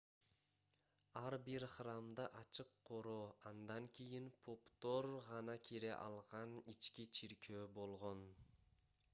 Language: Kyrgyz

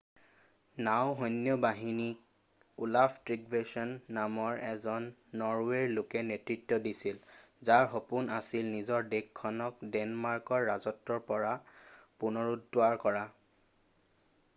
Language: Assamese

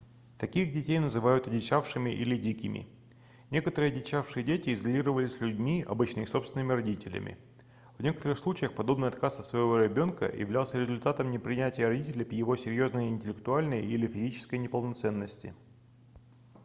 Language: Russian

